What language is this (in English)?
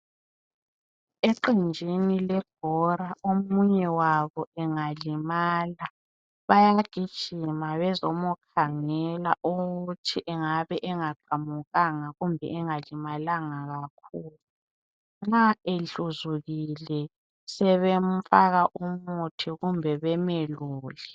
North Ndebele